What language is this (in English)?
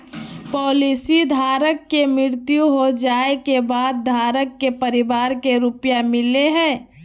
Magahi